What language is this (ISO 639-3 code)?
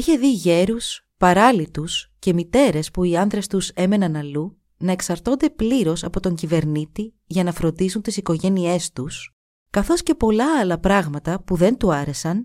ell